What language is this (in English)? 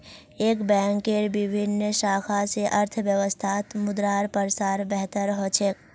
Magahi